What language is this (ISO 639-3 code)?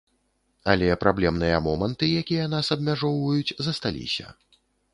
bel